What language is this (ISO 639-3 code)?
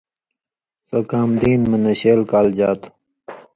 mvy